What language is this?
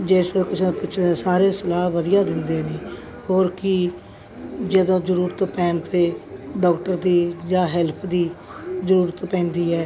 Punjabi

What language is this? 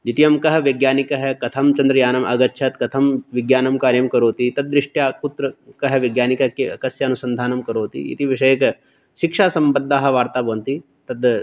Sanskrit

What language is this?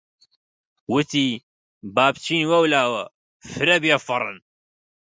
Central Kurdish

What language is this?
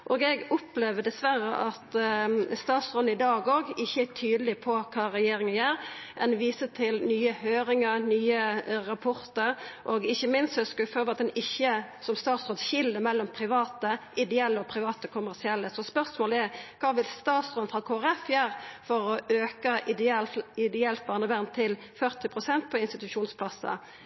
Norwegian Nynorsk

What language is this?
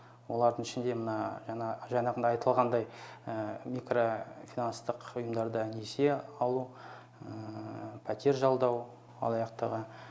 Kazakh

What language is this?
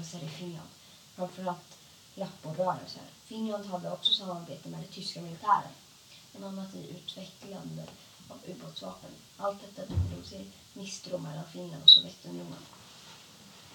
Swedish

